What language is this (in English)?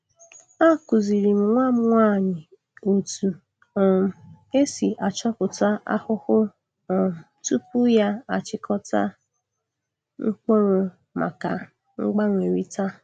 Igbo